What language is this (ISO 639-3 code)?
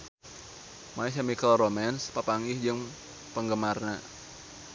sun